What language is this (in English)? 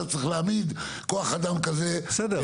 Hebrew